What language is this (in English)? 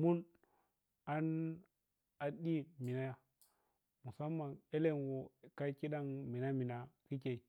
Piya-Kwonci